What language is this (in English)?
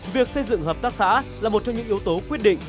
Vietnamese